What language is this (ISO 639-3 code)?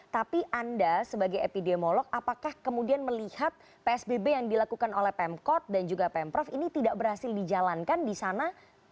ind